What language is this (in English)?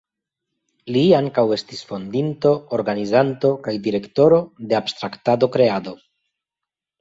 Esperanto